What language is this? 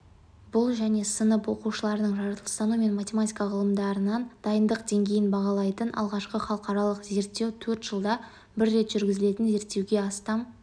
Kazakh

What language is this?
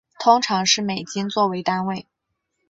Chinese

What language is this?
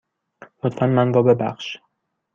Persian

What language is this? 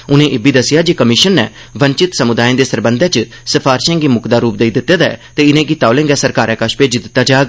Dogri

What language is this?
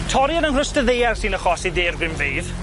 Welsh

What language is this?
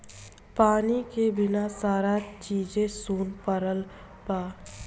Bhojpuri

